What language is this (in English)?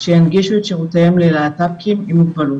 Hebrew